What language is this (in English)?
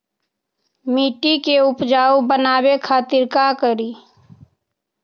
Magahi